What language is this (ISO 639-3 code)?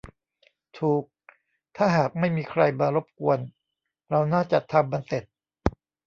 tha